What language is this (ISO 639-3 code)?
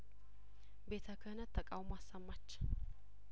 amh